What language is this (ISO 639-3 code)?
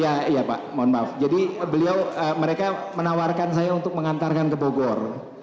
ind